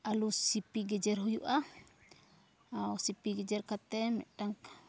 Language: Santali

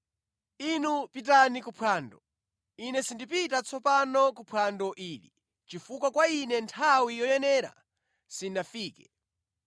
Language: Nyanja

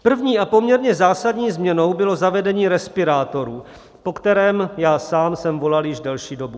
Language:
Czech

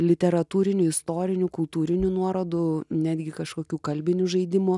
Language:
Lithuanian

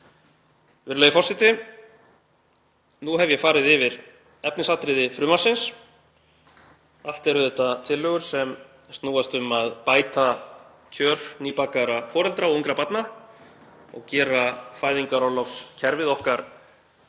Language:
Icelandic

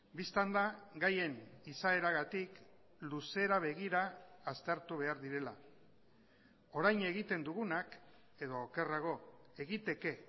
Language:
Basque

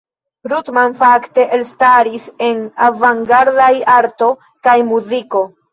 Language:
Esperanto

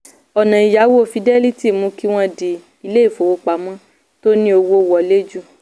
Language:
Yoruba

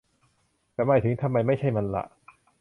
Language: Thai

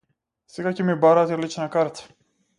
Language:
Macedonian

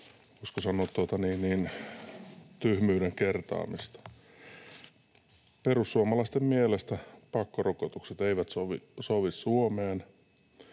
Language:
Finnish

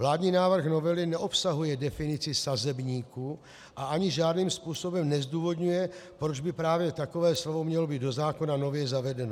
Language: Czech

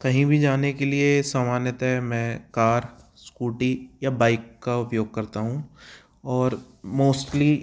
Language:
Hindi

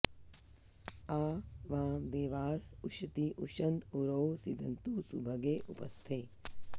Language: Sanskrit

